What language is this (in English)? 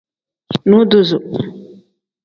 Tem